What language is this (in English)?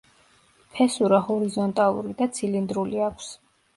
Georgian